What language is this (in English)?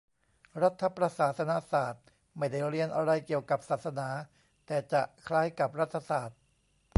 Thai